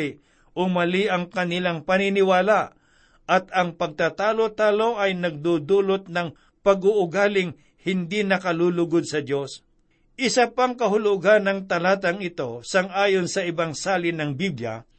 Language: Filipino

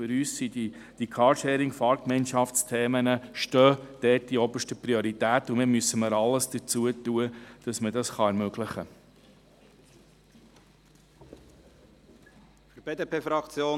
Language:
Swiss German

